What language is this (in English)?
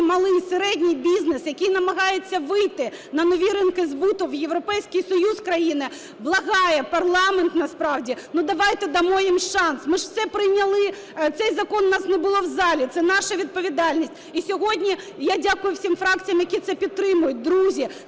Ukrainian